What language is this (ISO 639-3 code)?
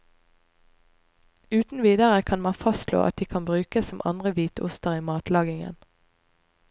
nor